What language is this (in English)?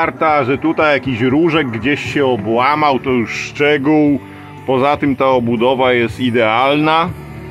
Polish